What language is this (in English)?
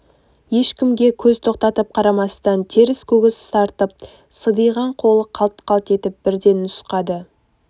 Kazakh